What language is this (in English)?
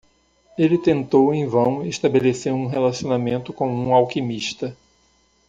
Portuguese